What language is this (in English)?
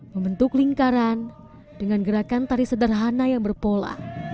Indonesian